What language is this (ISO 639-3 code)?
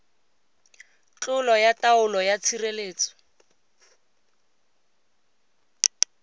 tsn